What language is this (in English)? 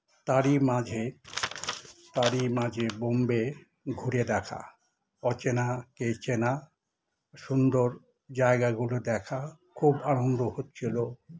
Bangla